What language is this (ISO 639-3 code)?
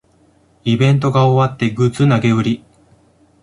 jpn